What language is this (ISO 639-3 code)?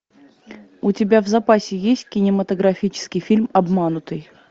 rus